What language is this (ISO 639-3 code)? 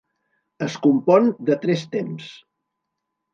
cat